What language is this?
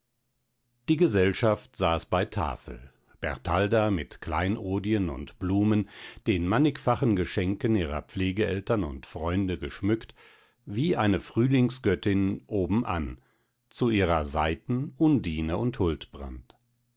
German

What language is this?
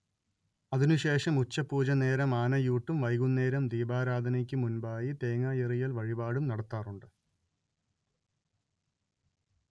Malayalam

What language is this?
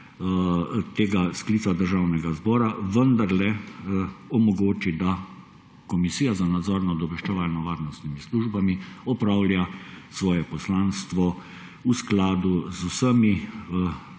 Slovenian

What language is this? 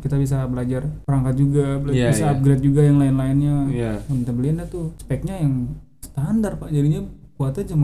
Indonesian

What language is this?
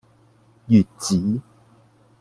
Cantonese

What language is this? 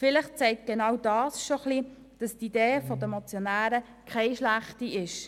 Swiss German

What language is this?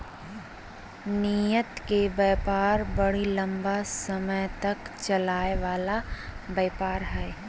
Magahi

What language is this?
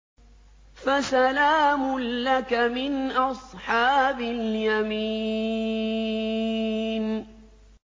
Arabic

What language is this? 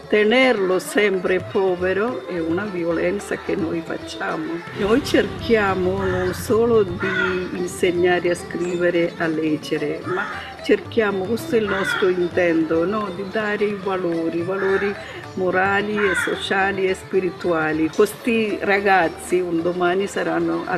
Italian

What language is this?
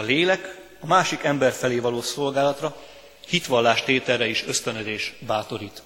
Hungarian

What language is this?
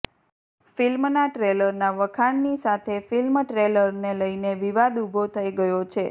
Gujarati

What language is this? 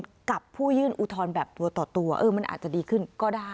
Thai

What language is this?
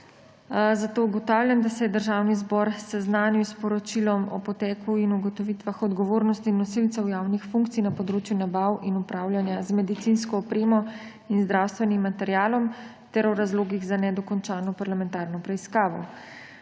Slovenian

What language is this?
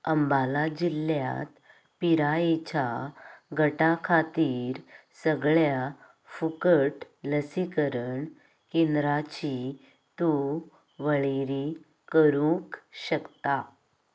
Konkani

